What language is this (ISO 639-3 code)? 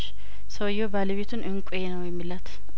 amh